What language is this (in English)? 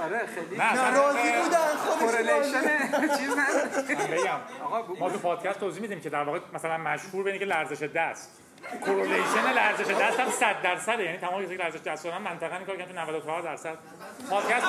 Persian